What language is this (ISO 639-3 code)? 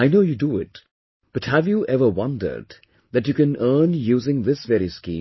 eng